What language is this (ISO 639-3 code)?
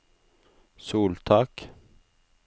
nor